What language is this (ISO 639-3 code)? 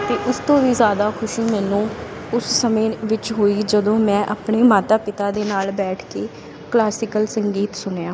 pan